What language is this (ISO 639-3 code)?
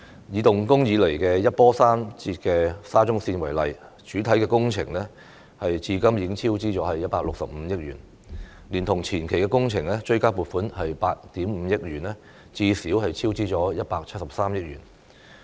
yue